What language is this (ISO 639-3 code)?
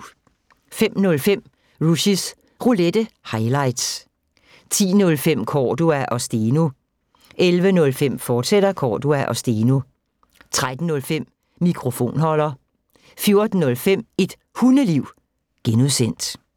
dan